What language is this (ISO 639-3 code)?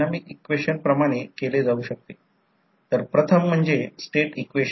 mar